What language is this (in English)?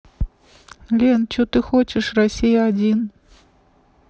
Russian